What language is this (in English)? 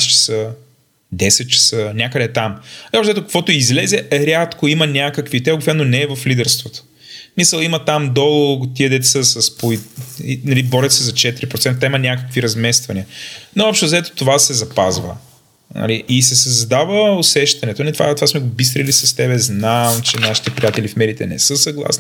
Bulgarian